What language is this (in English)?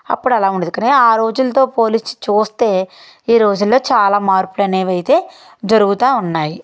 Telugu